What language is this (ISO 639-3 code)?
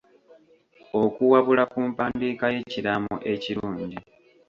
lug